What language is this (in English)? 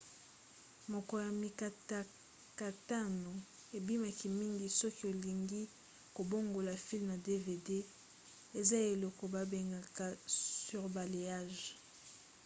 Lingala